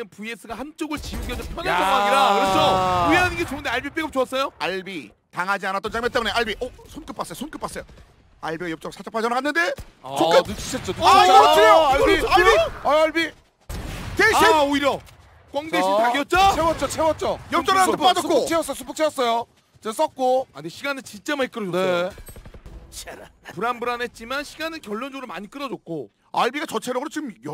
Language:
Korean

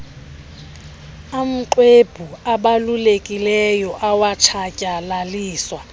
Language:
Xhosa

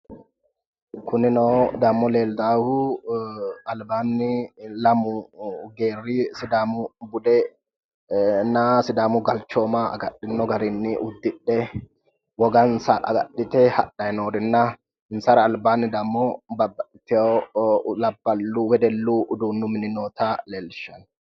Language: Sidamo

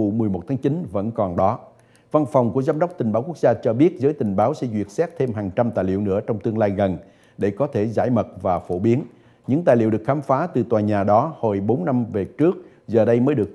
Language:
Vietnamese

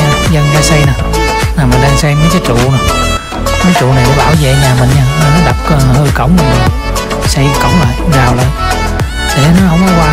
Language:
Vietnamese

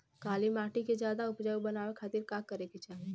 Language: Bhojpuri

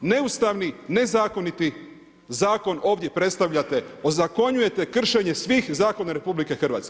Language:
Croatian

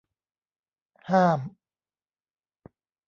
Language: Thai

